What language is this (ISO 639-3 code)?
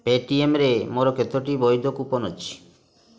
ori